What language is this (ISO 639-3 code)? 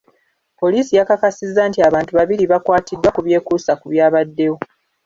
lug